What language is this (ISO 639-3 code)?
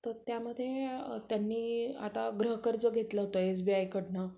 mar